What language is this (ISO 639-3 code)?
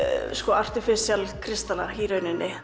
isl